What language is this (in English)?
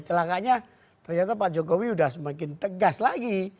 Indonesian